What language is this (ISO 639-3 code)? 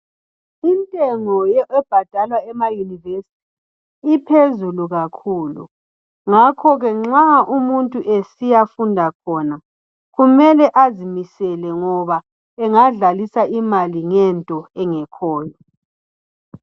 nde